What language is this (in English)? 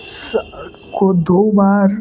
Hindi